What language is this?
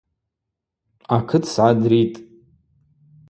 Abaza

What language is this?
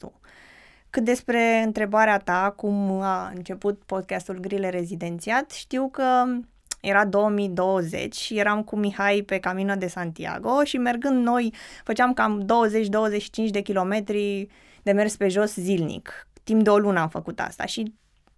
Romanian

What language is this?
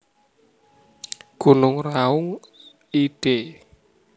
Javanese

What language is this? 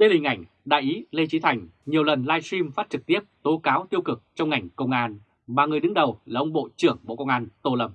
Vietnamese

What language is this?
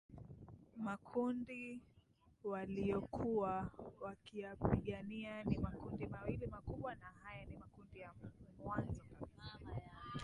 Swahili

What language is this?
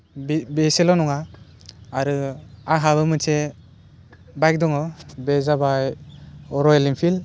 Bodo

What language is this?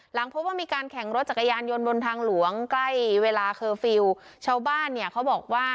Thai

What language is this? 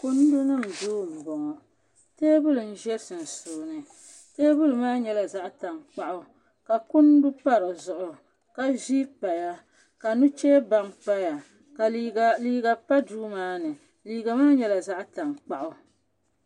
Dagbani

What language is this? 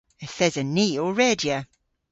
Cornish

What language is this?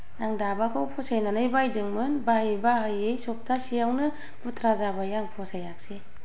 Bodo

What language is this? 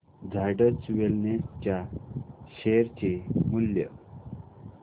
Marathi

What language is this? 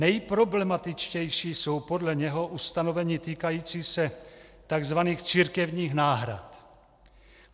Czech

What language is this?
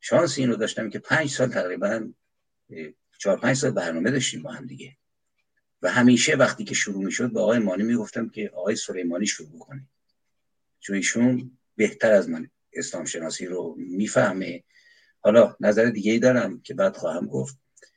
Persian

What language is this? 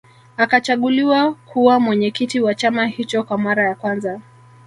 Swahili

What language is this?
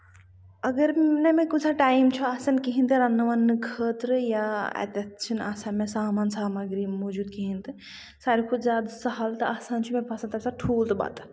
Kashmiri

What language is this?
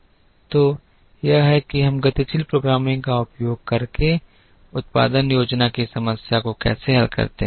Hindi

